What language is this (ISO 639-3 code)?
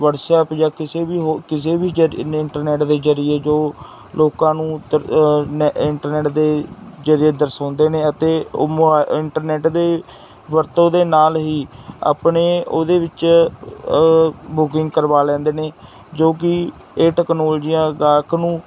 pan